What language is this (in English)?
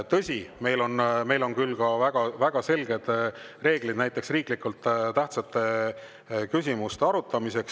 Estonian